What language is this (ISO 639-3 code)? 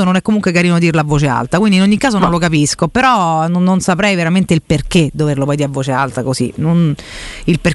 ita